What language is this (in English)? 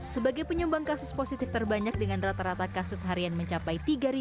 Indonesian